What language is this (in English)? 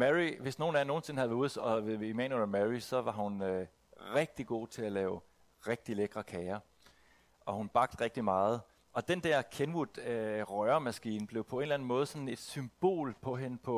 Danish